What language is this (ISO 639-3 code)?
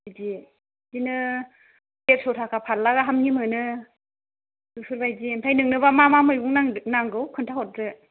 brx